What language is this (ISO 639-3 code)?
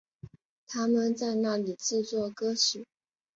zho